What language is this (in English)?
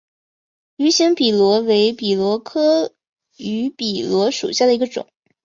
Chinese